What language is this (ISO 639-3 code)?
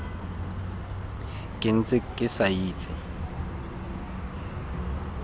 tsn